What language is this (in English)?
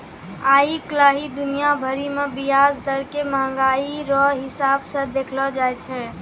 Maithili